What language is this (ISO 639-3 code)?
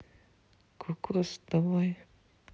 rus